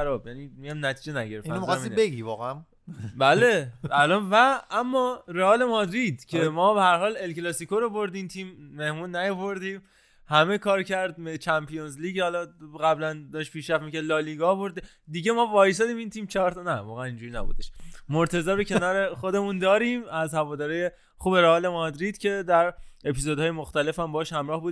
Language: Persian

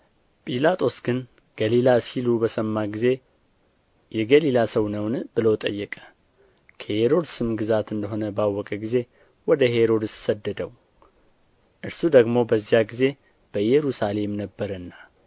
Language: Amharic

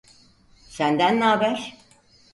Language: Turkish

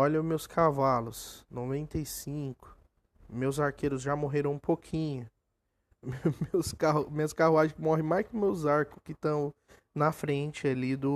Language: Portuguese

